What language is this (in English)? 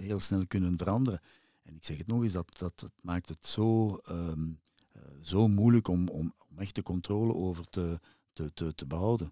Dutch